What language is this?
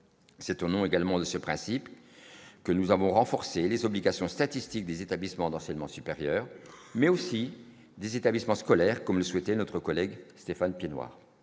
French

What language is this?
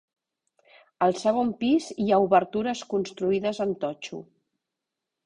Catalan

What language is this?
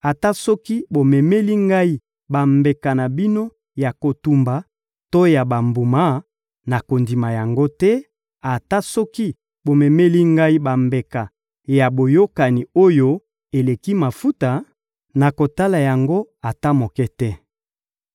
Lingala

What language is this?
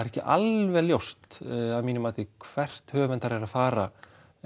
Icelandic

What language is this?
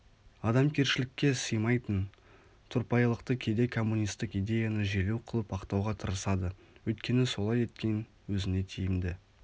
Kazakh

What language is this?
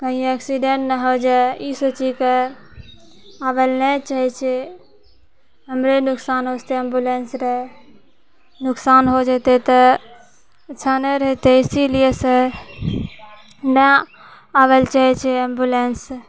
Maithili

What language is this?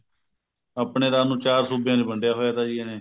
Punjabi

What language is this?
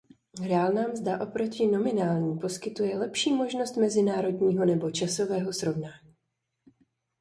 Czech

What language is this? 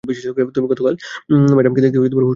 Bangla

